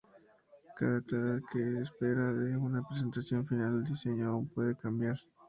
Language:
Spanish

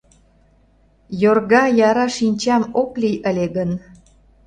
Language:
Mari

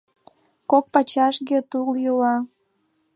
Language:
Mari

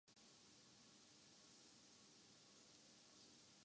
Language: Urdu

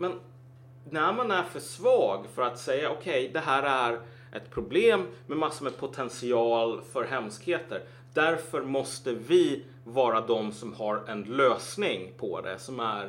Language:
Swedish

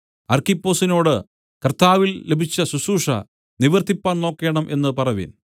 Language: Malayalam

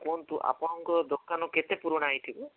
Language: Odia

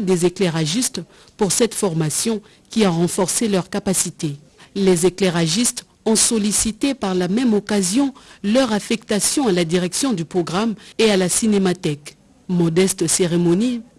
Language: French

